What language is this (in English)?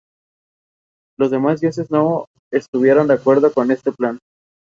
Spanish